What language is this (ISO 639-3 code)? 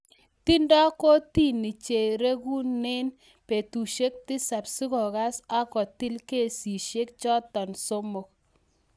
kln